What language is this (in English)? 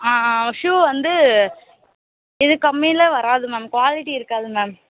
Tamil